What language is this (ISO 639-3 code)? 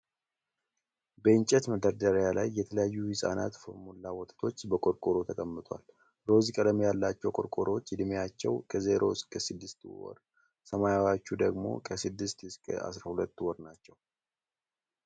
amh